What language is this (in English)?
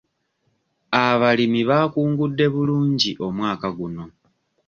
Ganda